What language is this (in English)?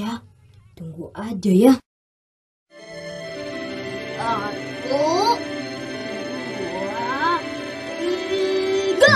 Indonesian